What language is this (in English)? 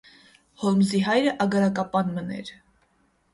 Armenian